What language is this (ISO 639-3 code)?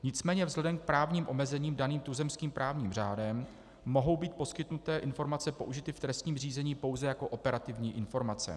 ces